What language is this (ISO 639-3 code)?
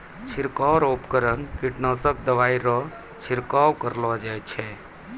mai